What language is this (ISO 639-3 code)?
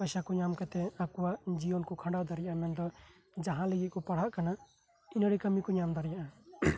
sat